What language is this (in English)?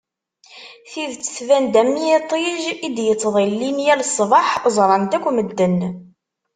Kabyle